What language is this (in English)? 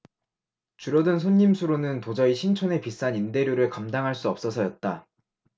Korean